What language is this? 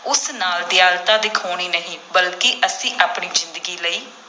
Punjabi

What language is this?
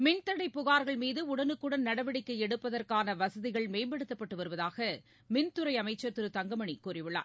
Tamil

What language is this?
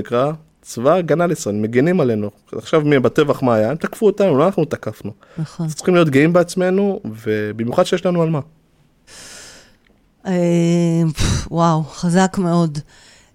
Hebrew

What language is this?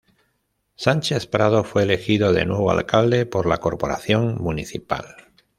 Spanish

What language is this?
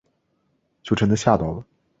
Chinese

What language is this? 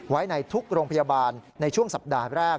Thai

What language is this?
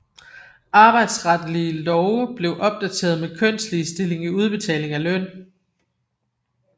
Danish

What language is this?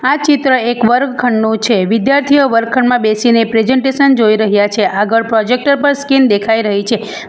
Gujarati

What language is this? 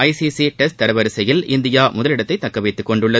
Tamil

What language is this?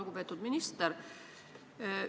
Estonian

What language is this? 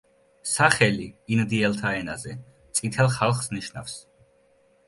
Georgian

